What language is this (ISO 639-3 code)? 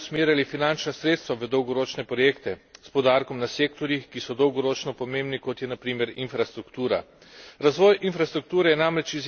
slv